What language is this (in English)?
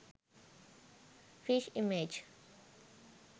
Sinhala